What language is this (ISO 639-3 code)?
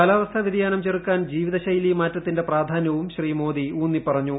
mal